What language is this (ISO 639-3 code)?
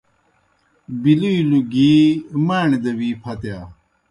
plk